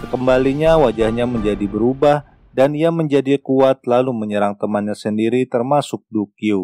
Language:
Indonesian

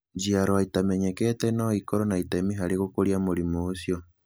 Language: Kikuyu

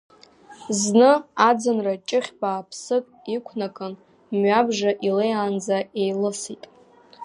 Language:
Abkhazian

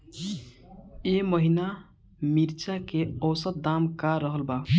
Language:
Bhojpuri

